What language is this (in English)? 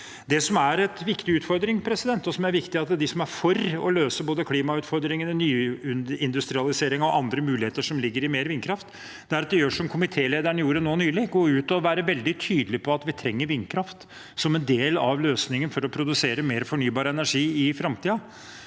Norwegian